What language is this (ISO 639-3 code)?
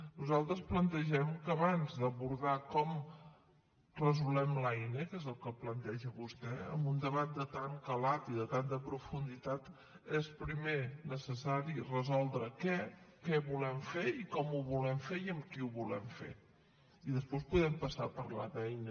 cat